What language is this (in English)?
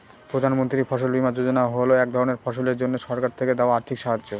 Bangla